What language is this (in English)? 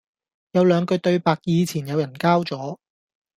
Cantonese